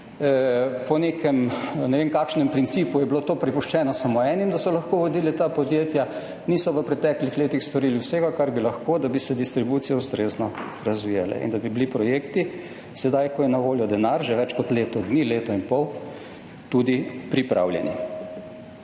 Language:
Slovenian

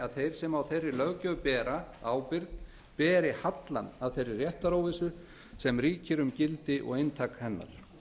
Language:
Icelandic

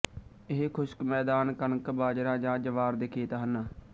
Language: Punjabi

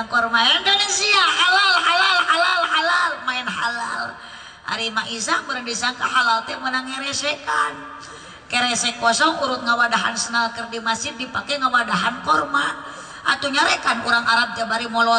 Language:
Indonesian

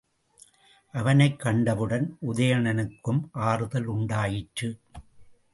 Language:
Tamil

